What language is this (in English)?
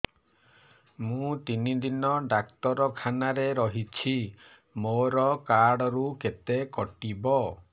Odia